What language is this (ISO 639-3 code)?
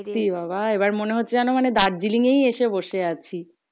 ben